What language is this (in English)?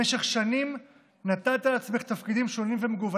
Hebrew